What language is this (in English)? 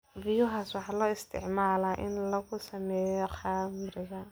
Somali